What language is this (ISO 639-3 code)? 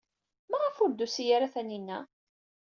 kab